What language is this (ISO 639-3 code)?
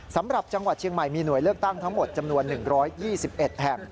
tha